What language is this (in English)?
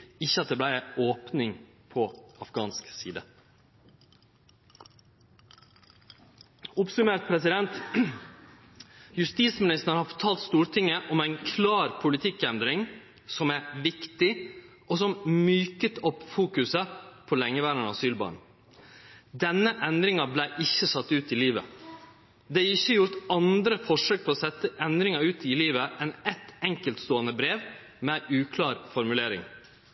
Norwegian Nynorsk